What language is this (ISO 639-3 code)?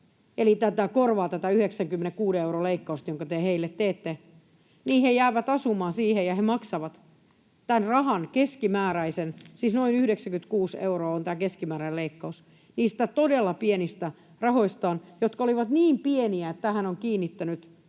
fin